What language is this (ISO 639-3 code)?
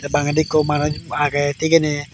ccp